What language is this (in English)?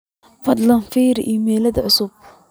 Somali